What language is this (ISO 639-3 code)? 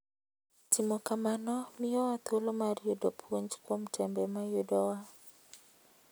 luo